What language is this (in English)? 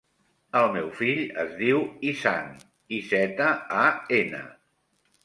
Catalan